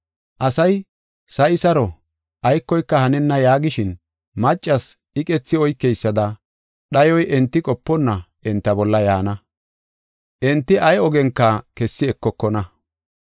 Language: Gofa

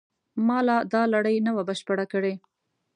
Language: Pashto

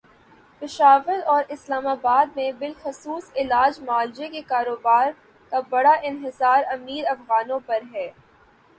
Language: Urdu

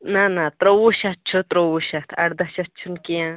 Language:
Kashmiri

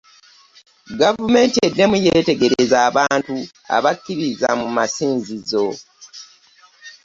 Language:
Ganda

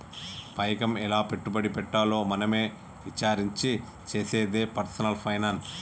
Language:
Telugu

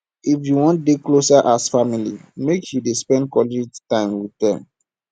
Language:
Nigerian Pidgin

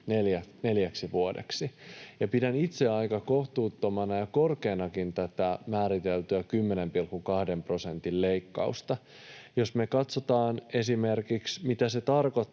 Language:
Finnish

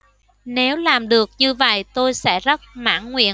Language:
Vietnamese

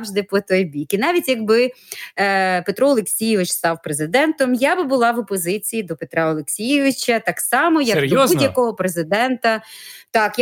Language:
Ukrainian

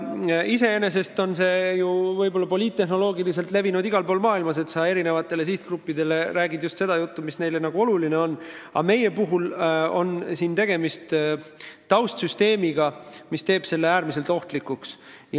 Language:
Estonian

